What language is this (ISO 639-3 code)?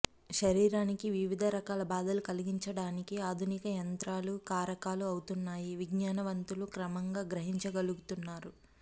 tel